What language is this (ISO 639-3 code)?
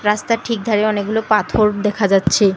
ben